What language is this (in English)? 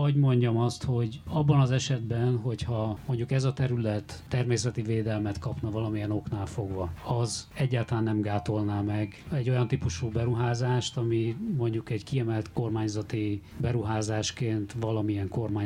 Hungarian